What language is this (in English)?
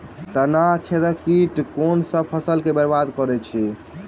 Maithili